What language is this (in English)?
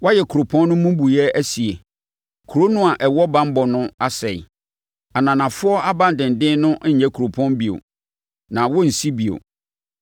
Akan